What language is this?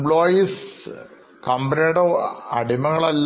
Malayalam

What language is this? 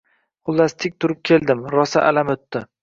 Uzbek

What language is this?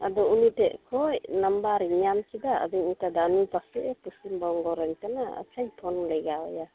Santali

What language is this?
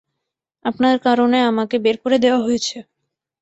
Bangla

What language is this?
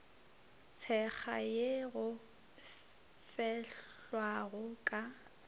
Northern Sotho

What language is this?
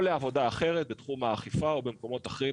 Hebrew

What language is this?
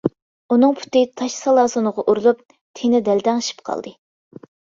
Uyghur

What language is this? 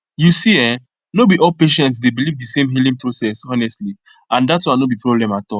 Nigerian Pidgin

